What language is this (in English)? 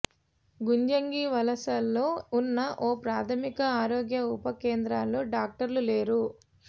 Telugu